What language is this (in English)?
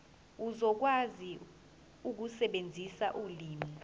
Zulu